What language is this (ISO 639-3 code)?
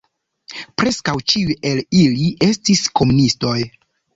epo